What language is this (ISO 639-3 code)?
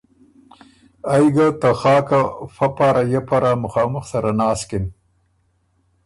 oru